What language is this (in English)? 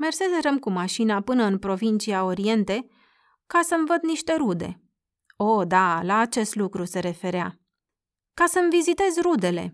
Romanian